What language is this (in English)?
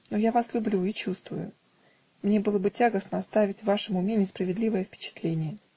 Russian